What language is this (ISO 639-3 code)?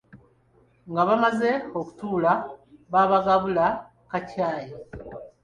lug